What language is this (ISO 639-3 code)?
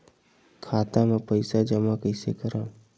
hne